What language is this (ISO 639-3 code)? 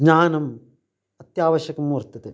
san